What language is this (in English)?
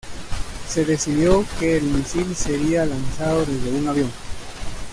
Spanish